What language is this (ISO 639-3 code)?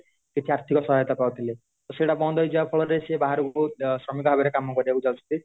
ori